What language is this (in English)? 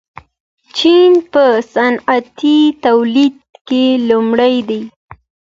Pashto